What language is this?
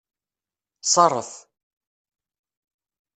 Kabyle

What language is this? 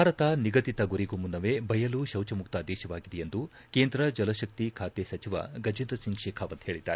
Kannada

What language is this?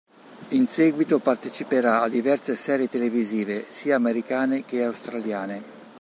Italian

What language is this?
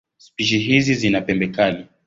Swahili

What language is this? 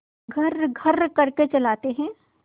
Hindi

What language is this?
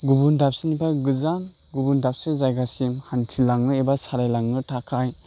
Bodo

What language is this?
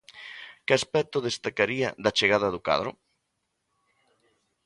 Galician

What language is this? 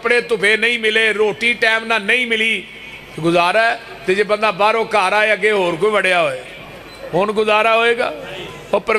Punjabi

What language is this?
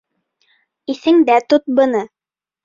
Bashkir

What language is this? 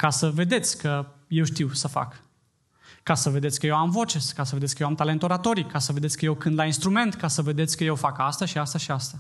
Romanian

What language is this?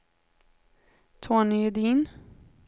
Swedish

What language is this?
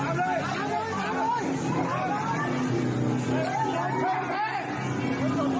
Thai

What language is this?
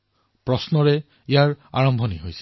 Assamese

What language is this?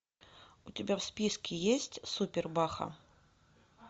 Russian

